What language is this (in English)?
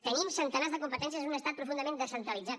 Catalan